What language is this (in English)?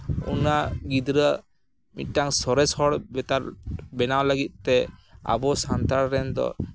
Santali